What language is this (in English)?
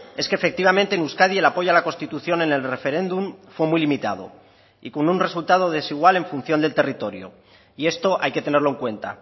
Spanish